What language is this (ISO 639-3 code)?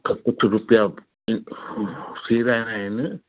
snd